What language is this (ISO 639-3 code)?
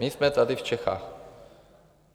ces